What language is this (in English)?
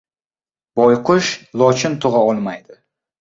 Uzbek